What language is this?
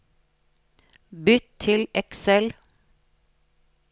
Norwegian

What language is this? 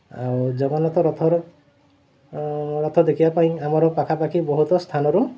Odia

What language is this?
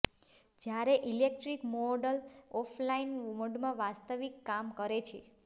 Gujarati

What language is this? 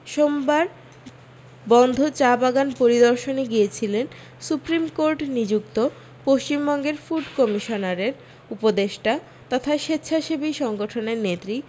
Bangla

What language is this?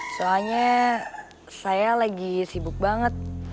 Indonesian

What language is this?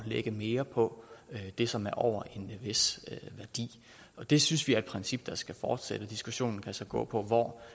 Danish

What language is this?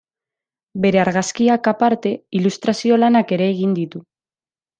Basque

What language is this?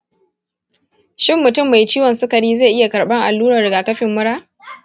Hausa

